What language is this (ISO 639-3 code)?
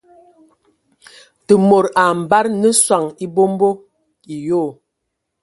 ewo